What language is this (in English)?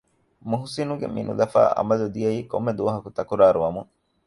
Divehi